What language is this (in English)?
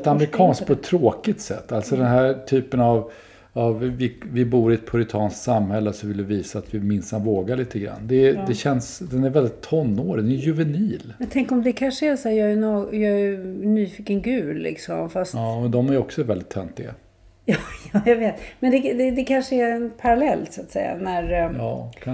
Swedish